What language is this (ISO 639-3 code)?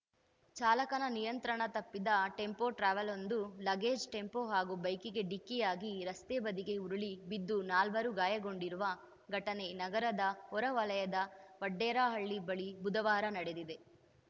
kan